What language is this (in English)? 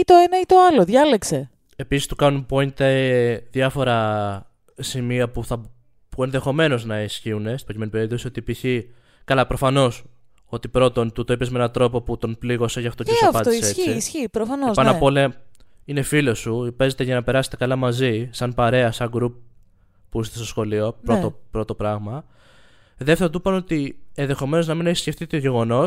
Greek